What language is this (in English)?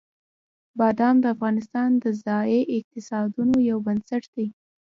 Pashto